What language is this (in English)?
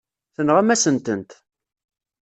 Kabyle